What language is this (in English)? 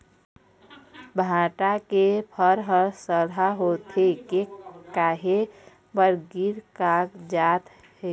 Chhattisgarhi